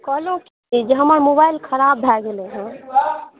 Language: Maithili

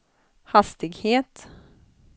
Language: Swedish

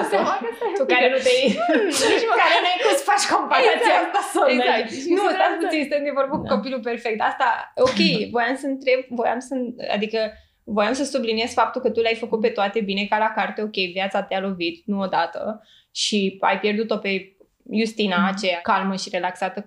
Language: Romanian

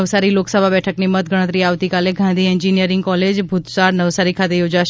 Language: Gujarati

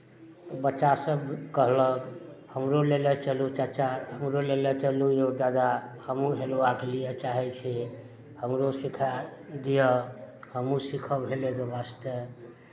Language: Maithili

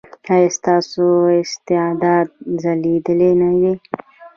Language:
Pashto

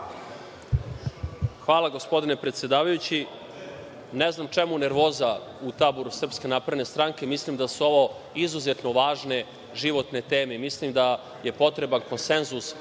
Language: Serbian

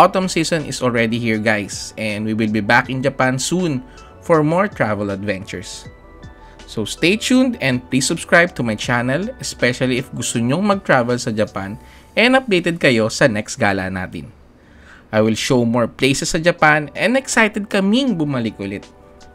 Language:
Filipino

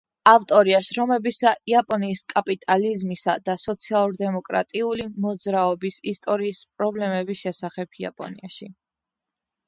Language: Georgian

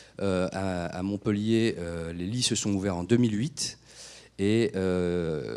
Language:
French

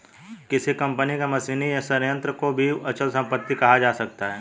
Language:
Hindi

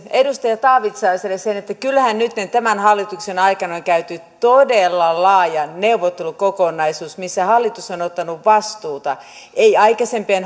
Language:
Finnish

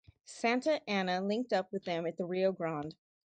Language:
English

